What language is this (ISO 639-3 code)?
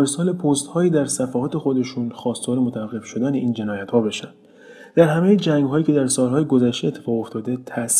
fas